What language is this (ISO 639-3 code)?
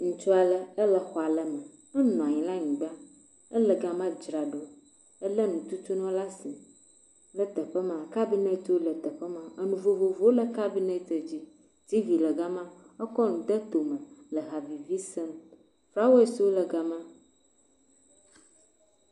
ewe